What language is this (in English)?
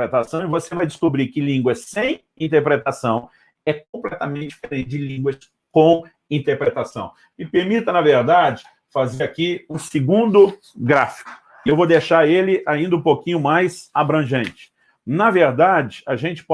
Portuguese